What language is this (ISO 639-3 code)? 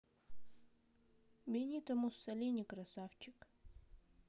rus